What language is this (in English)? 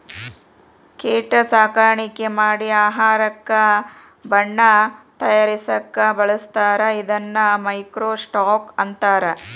Kannada